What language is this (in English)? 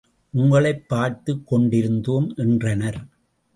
Tamil